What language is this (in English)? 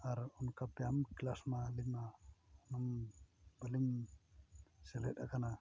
Santali